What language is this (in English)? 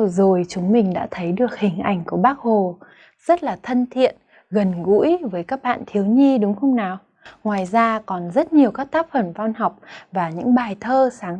Vietnamese